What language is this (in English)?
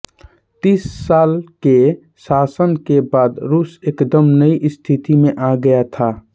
Hindi